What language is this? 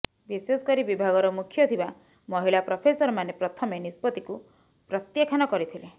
Odia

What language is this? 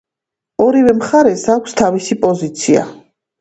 Georgian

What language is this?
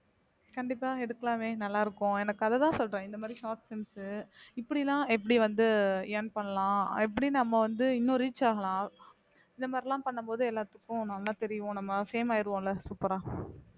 Tamil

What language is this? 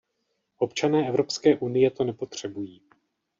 Czech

